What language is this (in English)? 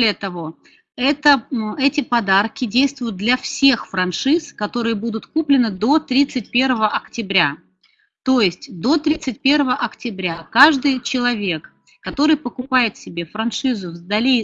Russian